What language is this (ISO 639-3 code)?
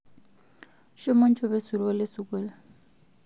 mas